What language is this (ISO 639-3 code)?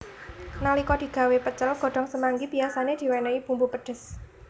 jav